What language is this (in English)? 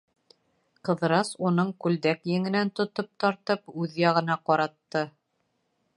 Bashkir